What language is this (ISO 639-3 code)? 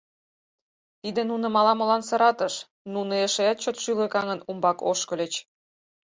chm